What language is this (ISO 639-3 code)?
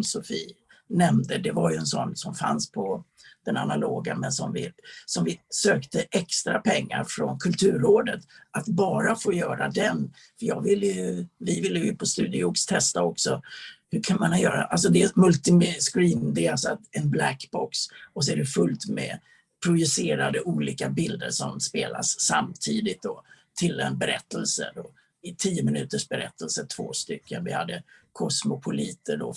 swe